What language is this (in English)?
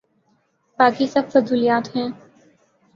Urdu